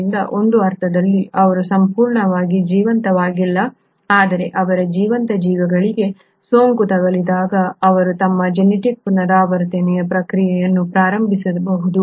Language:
Kannada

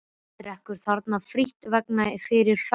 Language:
Icelandic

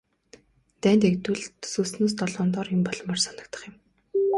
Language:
Mongolian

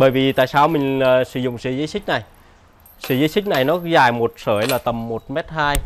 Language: Vietnamese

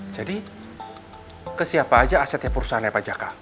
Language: Indonesian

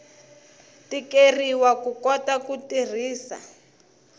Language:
Tsonga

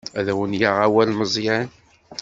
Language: Kabyle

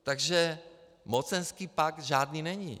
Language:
Czech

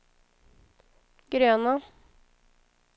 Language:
Swedish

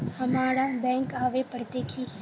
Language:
Magahi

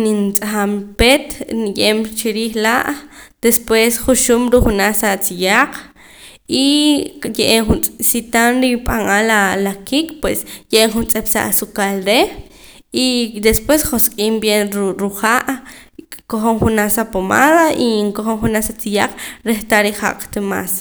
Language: Poqomam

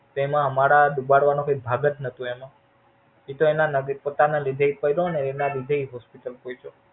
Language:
Gujarati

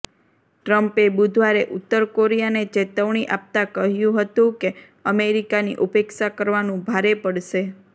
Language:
Gujarati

